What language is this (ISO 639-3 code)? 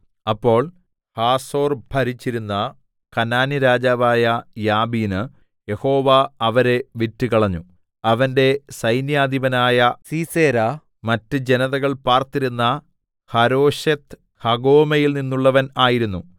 mal